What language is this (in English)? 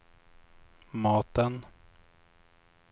Swedish